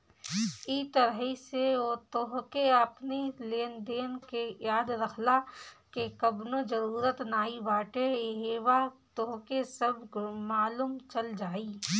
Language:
Bhojpuri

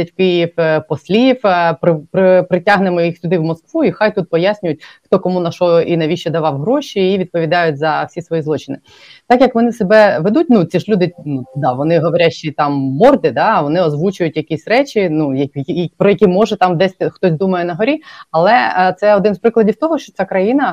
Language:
Ukrainian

